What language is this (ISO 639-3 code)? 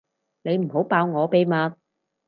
yue